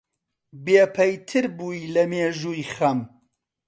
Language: Central Kurdish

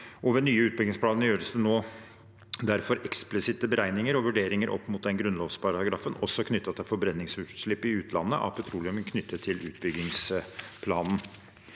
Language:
Norwegian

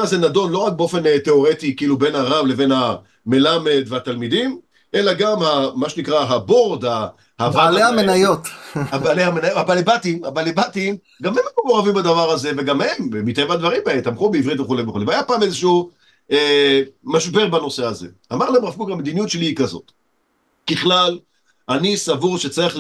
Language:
Hebrew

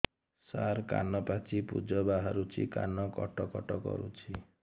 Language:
Odia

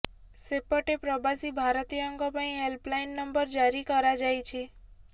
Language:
Odia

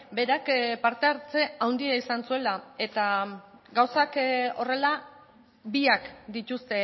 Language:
Basque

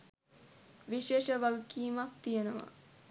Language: Sinhala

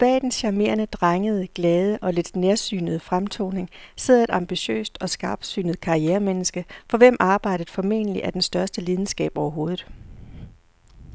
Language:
Danish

